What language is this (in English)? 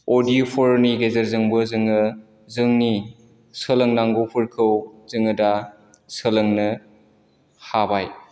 Bodo